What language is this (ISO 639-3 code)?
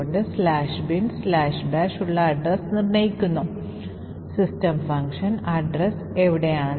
mal